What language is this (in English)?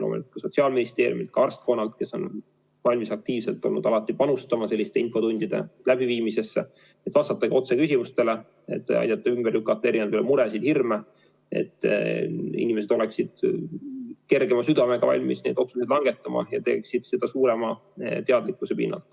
Estonian